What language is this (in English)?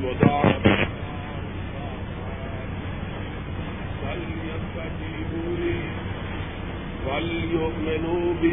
Urdu